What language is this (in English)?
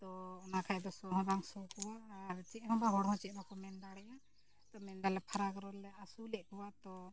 Santali